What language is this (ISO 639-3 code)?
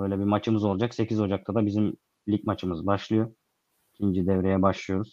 tur